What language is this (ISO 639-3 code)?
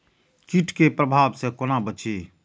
mai